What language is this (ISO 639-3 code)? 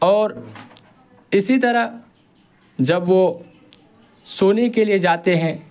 urd